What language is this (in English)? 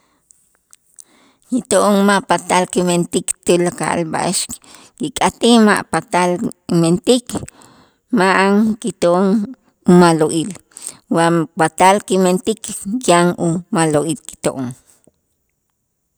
Itzá